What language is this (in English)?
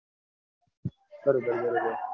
Gujarati